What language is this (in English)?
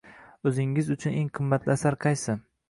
Uzbek